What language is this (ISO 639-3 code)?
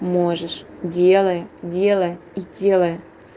rus